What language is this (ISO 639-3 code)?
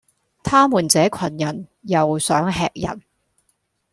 yue